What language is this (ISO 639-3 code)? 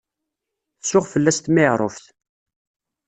kab